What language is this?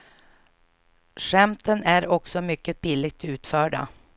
Swedish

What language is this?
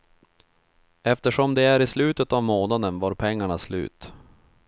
Swedish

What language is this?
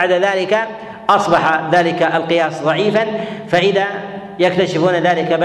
Arabic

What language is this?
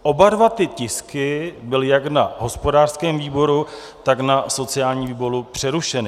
Czech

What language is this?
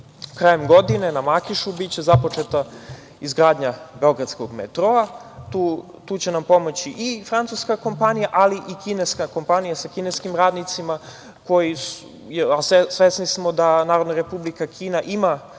Serbian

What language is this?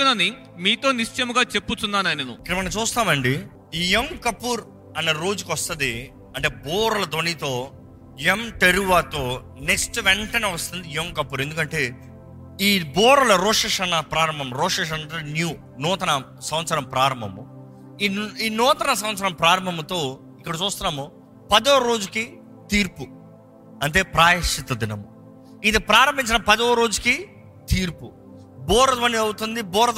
Telugu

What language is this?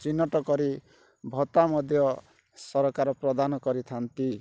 Odia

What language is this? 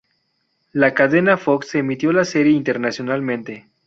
Spanish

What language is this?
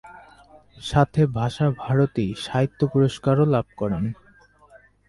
Bangla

